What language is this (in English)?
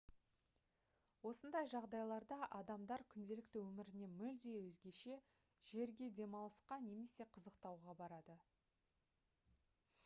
Kazakh